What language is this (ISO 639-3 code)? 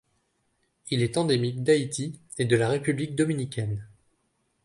fra